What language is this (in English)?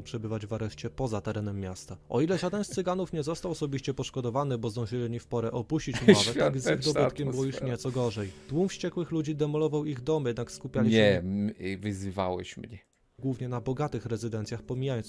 Polish